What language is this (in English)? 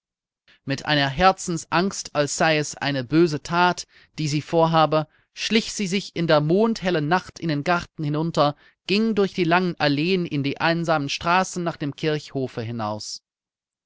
German